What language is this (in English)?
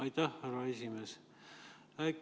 Estonian